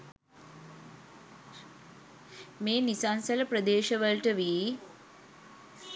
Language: Sinhala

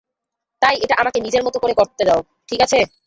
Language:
Bangla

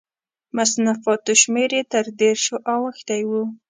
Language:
Pashto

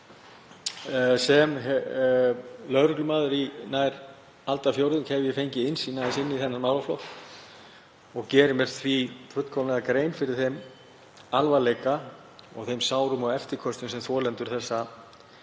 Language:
Icelandic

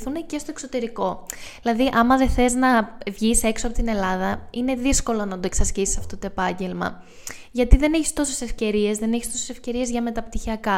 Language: Greek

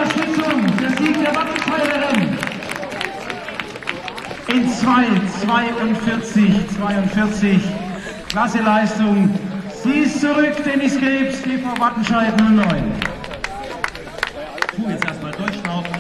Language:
German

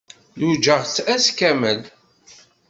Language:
Kabyle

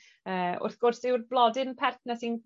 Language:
Welsh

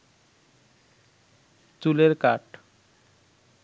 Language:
Bangla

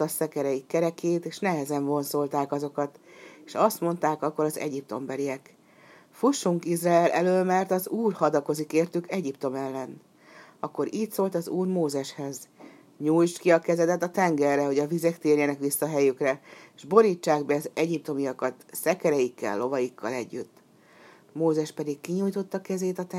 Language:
Hungarian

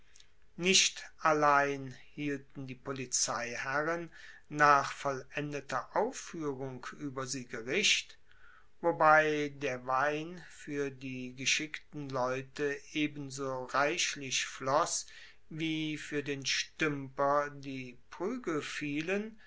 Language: German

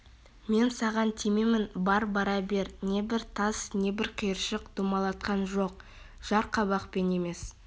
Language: Kazakh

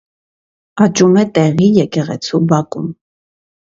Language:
Armenian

